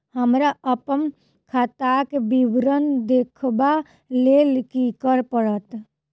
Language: Maithili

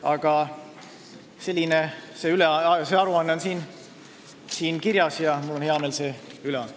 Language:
Estonian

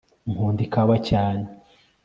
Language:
Kinyarwanda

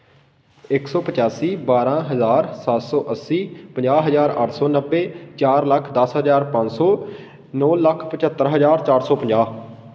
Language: Punjabi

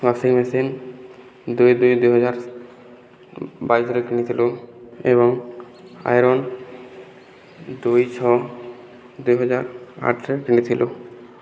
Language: Odia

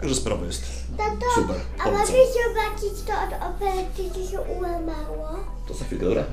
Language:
Polish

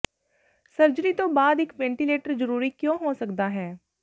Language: Punjabi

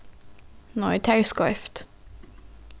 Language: Faroese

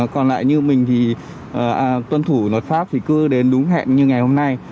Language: Vietnamese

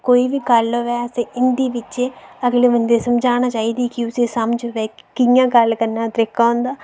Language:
Dogri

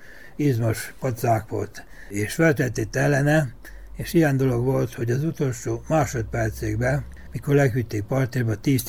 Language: Hungarian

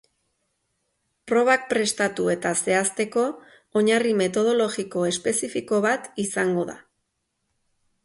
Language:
Basque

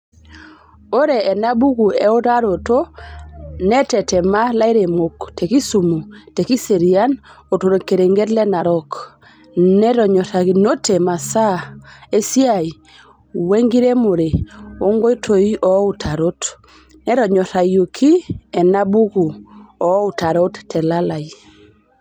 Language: Masai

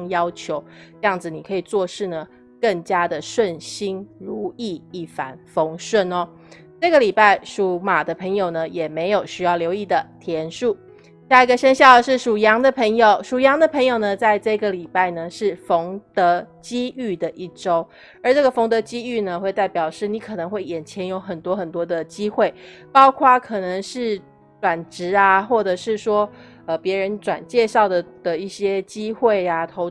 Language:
Chinese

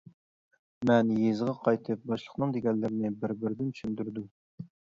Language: Uyghur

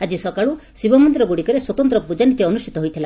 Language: Odia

